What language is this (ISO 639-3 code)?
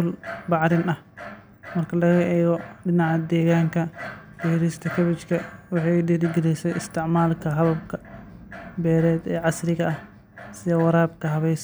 som